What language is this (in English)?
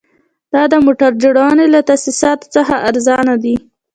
Pashto